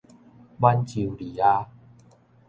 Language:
Min Nan Chinese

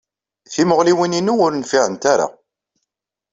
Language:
Kabyle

